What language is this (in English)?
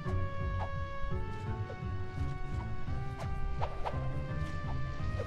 Spanish